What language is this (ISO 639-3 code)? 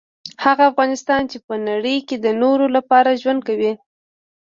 pus